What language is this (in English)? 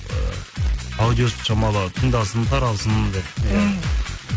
Kazakh